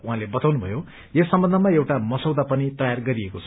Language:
Nepali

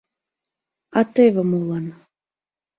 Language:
Mari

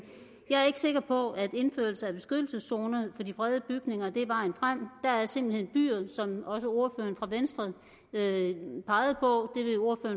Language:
Danish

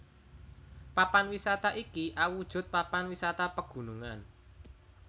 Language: Javanese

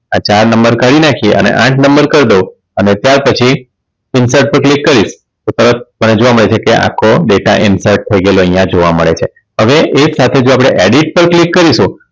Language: Gujarati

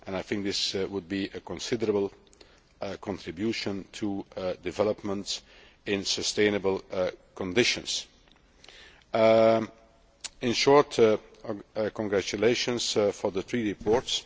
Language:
English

